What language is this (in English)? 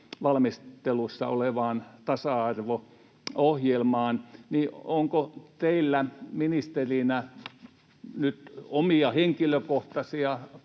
Finnish